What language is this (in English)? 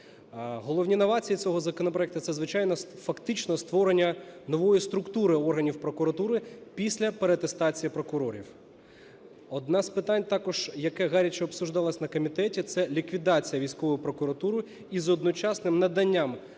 Ukrainian